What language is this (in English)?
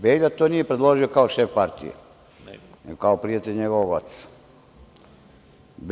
Serbian